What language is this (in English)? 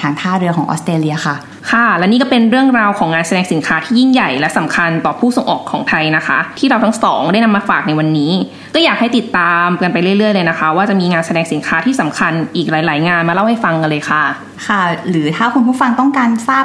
Thai